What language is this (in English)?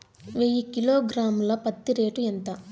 Telugu